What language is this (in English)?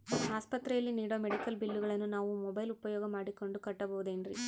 Kannada